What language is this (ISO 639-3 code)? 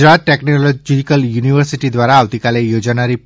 guj